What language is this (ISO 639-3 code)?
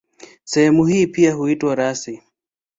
swa